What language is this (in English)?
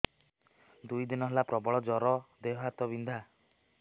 Odia